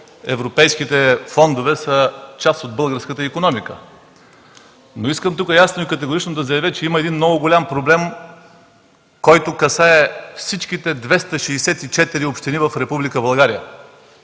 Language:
Bulgarian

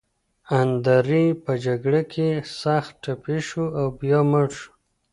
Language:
Pashto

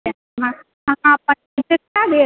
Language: Maithili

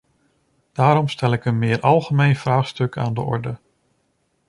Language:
Dutch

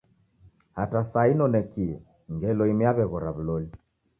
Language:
Taita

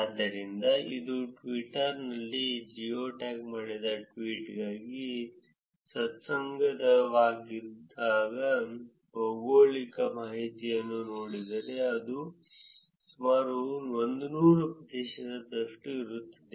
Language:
Kannada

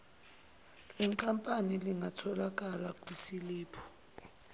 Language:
Zulu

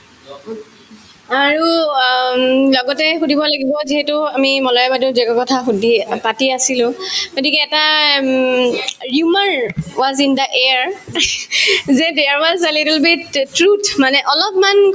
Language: Assamese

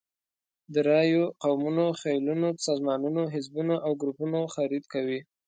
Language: Pashto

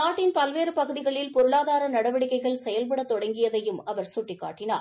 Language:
Tamil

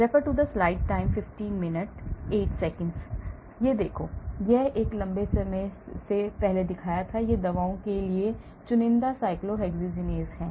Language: Hindi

